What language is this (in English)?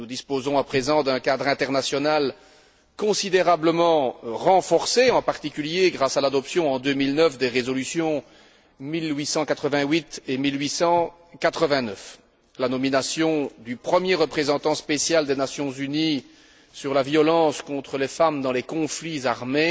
French